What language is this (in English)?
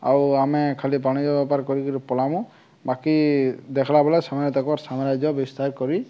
Odia